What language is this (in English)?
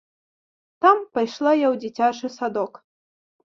Belarusian